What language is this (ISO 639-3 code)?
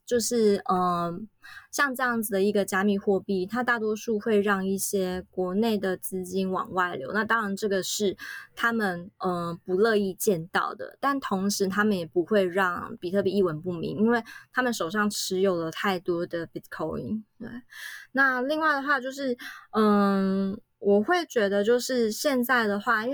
zho